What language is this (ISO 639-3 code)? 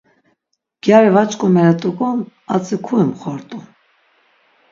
lzz